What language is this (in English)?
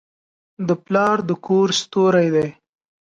Pashto